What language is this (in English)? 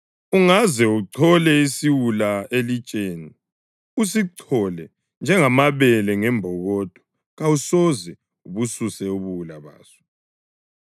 North Ndebele